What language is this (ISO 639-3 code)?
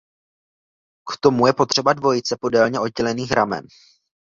ces